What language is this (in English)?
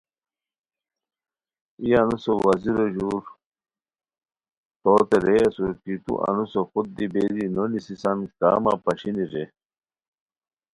Khowar